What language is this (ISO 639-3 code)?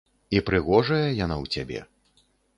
bel